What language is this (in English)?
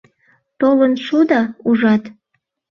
Mari